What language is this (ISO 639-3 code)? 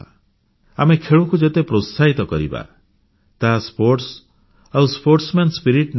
ori